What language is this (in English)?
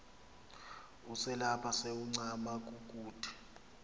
Xhosa